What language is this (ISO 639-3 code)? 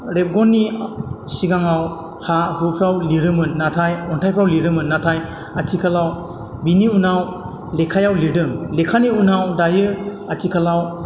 brx